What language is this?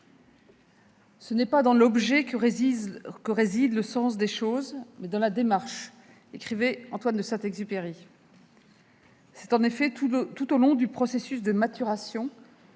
French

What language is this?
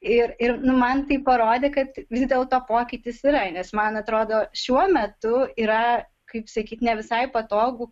Lithuanian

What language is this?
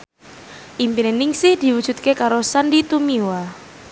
Javanese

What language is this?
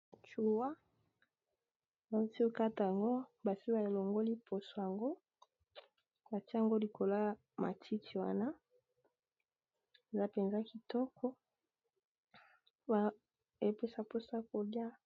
Lingala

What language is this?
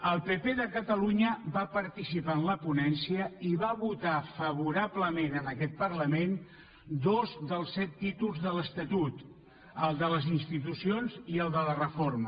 Catalan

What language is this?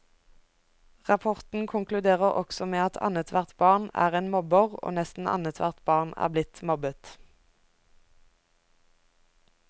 Norwegian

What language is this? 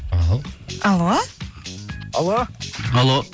Kazakh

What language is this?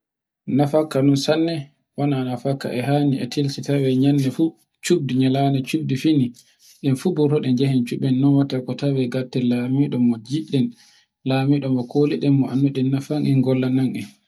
Borgu Fulfulde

